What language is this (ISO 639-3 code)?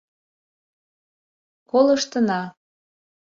chm